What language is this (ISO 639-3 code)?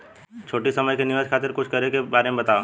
bho